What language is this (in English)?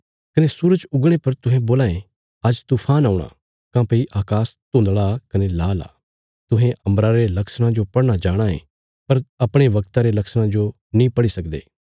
Bilaspuri